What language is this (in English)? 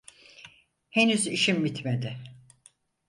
Turkish